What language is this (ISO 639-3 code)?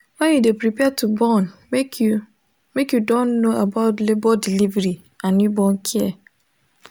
pcm